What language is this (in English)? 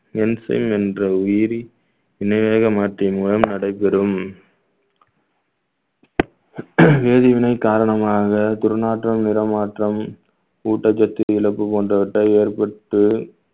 Tamil